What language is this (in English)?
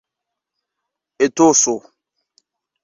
Esperanto